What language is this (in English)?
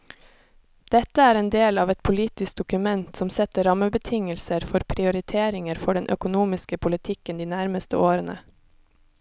Norwegian